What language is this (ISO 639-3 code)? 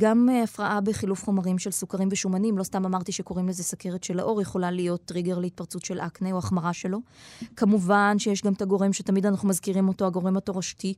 heb